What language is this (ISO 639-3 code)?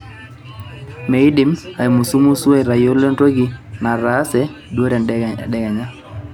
mas